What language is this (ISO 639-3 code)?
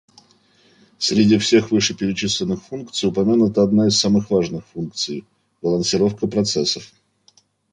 rus